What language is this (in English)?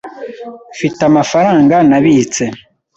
Kinyarwanda